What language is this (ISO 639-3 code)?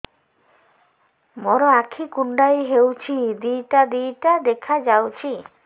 ori